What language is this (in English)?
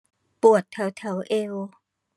Thai